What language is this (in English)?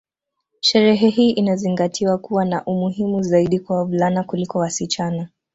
Swahili